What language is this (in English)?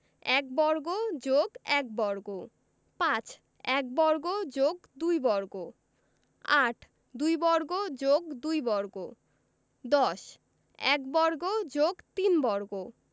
Bangla